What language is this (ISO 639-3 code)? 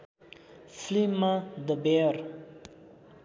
nep